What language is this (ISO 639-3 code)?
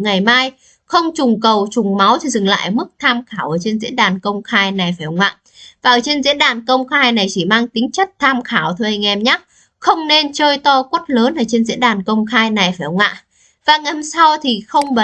vie